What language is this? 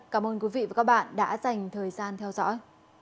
Vietnamese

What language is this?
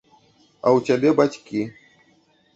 Belarusian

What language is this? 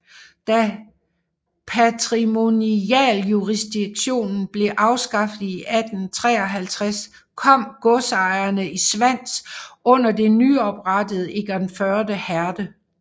Danish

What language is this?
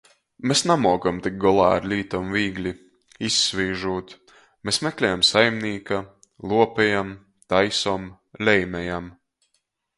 Latgalian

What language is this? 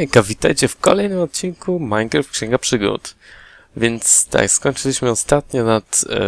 Polish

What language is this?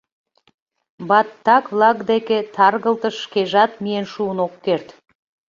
Mari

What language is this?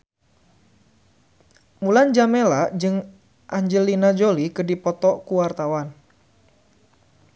Sundanese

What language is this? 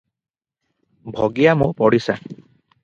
Odia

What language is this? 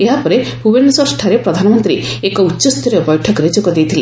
Odia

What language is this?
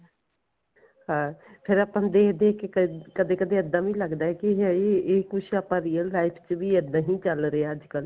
Punjabi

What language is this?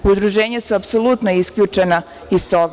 Serbian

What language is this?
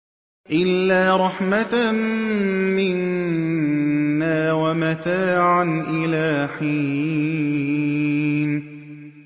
Arabic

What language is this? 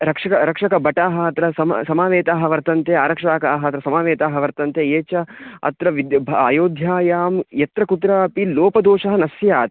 Sanskrit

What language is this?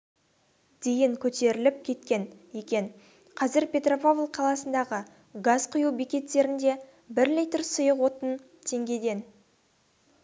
Kazakh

